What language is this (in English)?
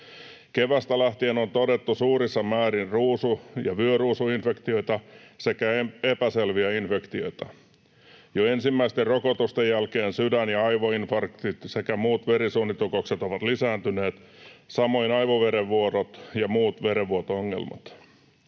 Finnish